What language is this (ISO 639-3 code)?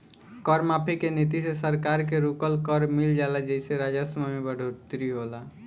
bho